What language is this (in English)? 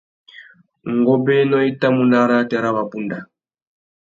Tuki